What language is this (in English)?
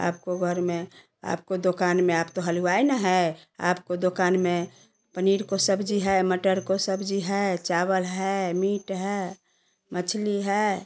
Hindi